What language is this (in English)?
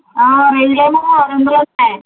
Telugu